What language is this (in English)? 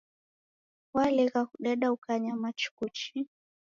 Taita